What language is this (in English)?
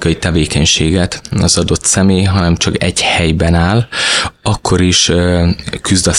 Hungarian